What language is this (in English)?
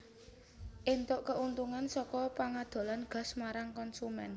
Javanese